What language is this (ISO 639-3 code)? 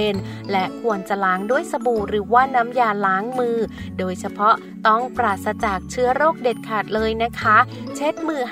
tha